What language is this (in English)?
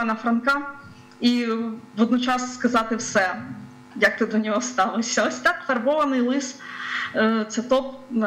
Ukrainian